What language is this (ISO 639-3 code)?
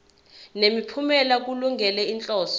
zul